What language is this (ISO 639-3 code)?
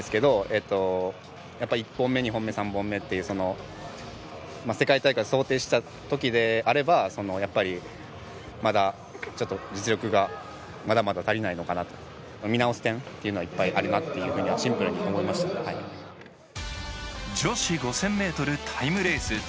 jpn